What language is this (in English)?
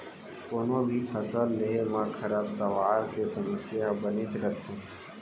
Chhattisgarhi